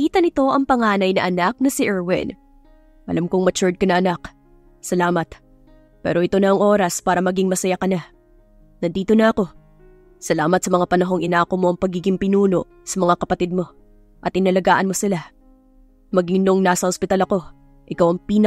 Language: Filipino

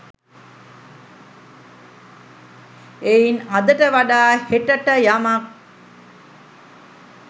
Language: Sinhala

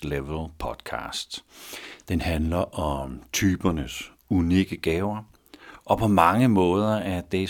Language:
Danish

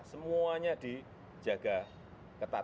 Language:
Indonesian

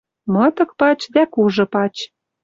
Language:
Western Mari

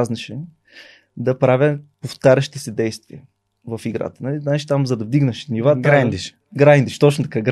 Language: Bulgarian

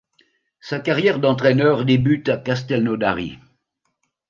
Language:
French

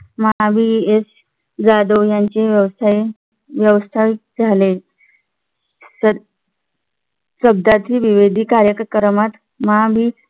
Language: Marathi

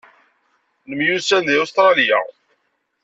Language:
Kabyle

